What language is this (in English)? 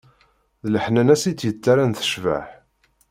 Kabyle